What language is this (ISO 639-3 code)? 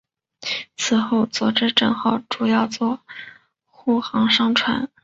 zho